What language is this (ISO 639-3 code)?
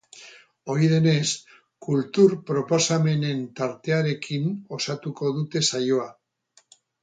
eus